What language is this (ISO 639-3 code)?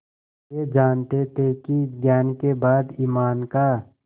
hin